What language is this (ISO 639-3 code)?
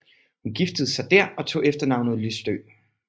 dan